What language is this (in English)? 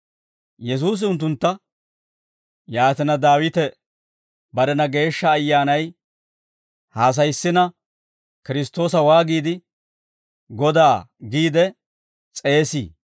Dawro